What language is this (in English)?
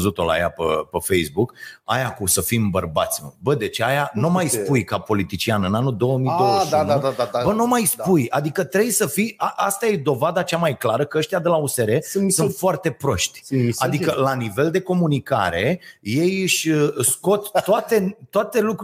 Romanian